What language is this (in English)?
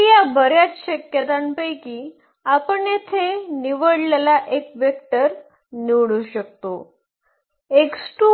Marathi